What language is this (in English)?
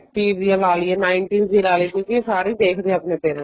Punjabi